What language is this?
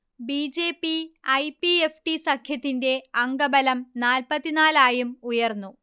Malayalam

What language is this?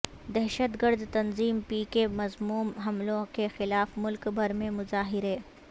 Urdu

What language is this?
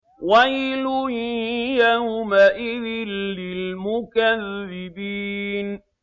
Arabic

